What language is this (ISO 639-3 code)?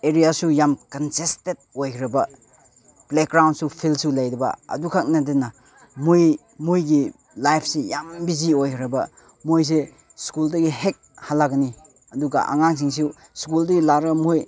mni